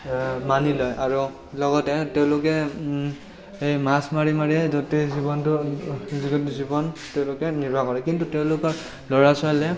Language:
Assamese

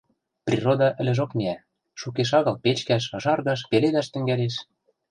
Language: Western Mari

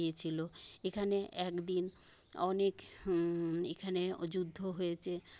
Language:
Bangla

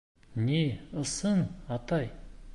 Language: Bashkir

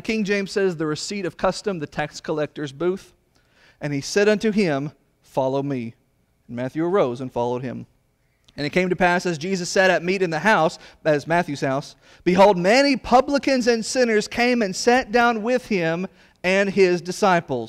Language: English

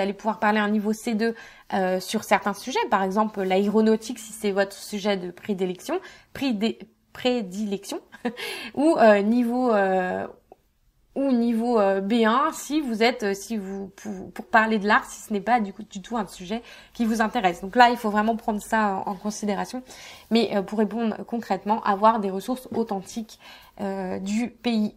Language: French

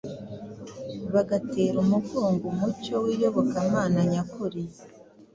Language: Kinyarwanda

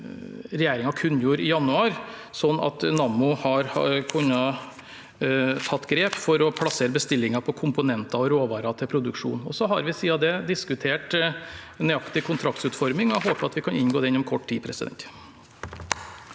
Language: Norwegian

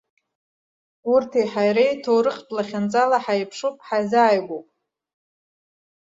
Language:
Abkhazian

